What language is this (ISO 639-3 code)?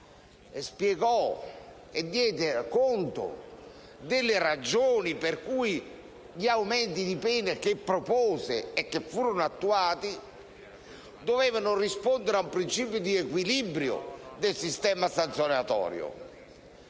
ita